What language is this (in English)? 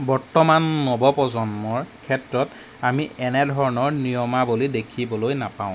Assamese